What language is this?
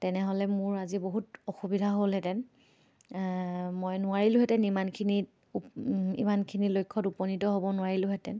Assamese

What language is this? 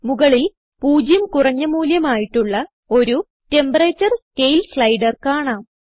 Malayalam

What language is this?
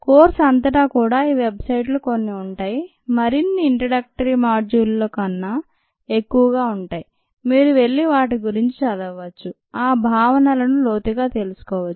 Telugu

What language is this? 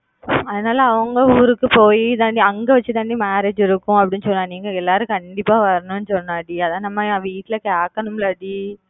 Tamil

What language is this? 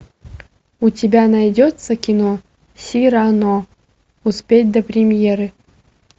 Russian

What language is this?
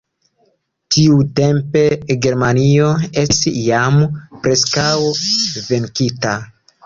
Esperanto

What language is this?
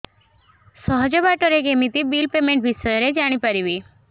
Odia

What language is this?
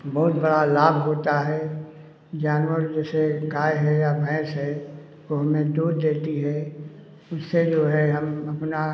Hindi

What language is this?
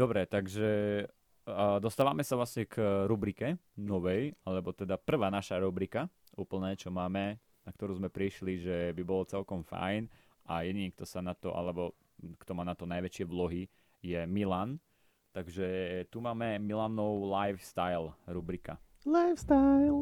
Slovak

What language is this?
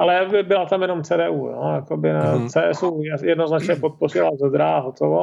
Czech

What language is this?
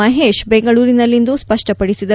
Kannada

